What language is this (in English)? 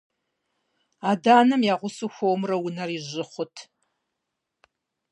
Kabardian